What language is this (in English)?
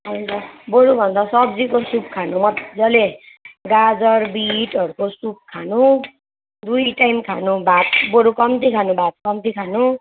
Nepali